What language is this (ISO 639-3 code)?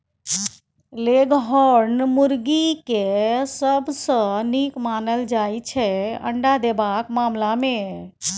mai